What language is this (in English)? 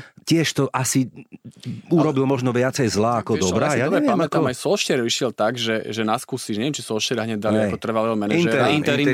Slovak